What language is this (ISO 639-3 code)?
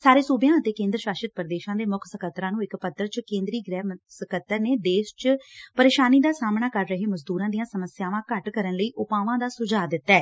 pan